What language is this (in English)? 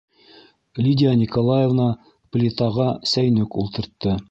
Bashkir